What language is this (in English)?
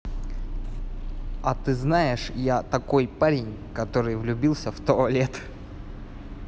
Russian